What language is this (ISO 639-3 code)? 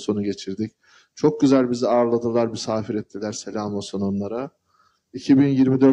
tur